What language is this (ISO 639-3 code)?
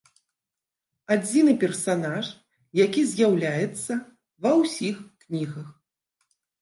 bel